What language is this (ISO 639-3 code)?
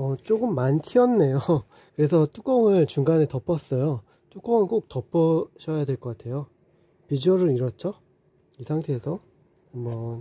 kor